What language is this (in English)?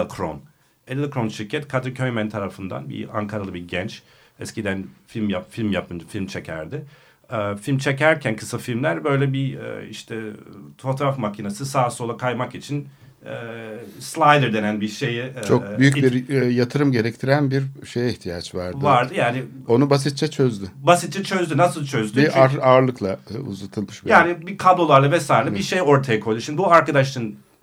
Turkish